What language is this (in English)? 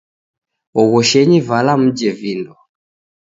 Taita